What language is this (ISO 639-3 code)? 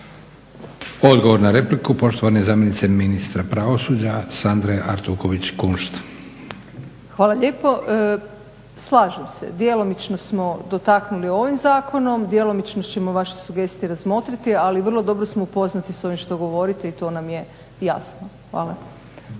hrv